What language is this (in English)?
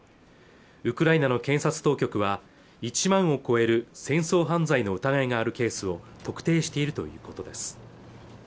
Japanese